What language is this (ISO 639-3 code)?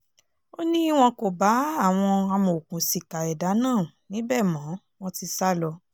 yor